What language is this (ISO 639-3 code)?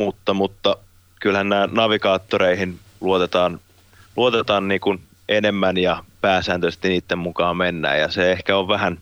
fin